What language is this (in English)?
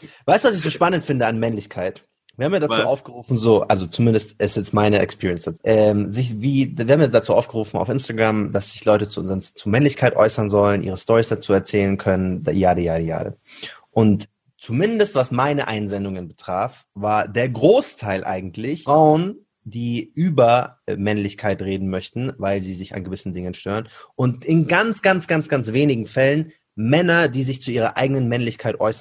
German